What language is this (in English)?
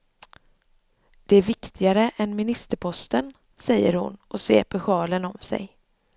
Swedish